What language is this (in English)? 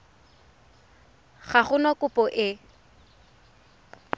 Tswana